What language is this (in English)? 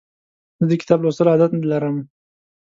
Pashto